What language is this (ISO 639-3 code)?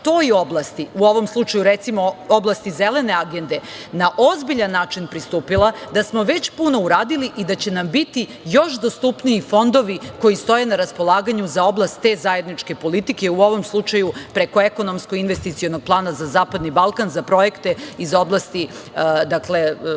srp